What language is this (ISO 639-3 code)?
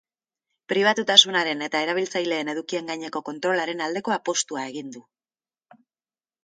eus